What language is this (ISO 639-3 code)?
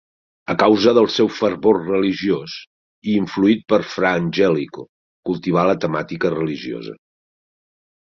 cat